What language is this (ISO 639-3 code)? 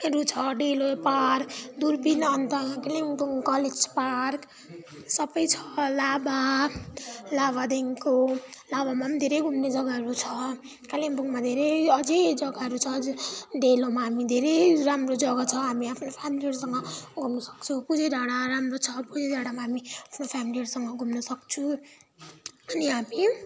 nep